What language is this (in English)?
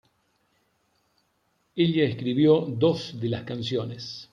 Spanish